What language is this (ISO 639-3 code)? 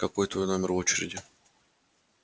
rus